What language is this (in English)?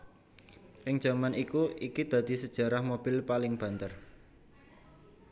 Javanese